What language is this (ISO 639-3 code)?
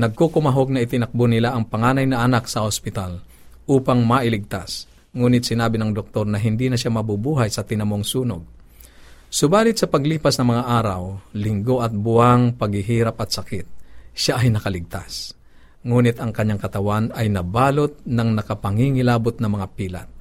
fil